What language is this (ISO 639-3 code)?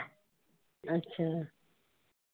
pan